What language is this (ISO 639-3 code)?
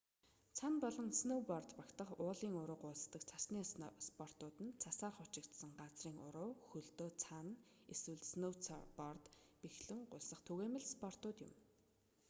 mon